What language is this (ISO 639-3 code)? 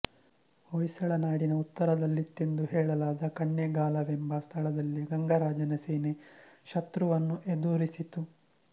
kan